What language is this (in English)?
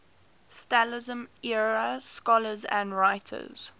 English